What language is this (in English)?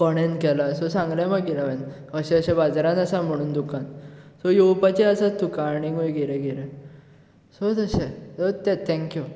Konkani